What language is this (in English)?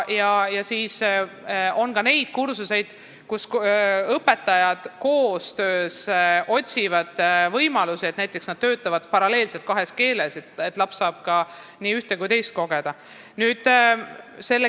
Estonian